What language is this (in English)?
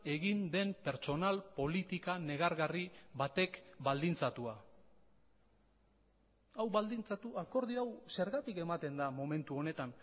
Basque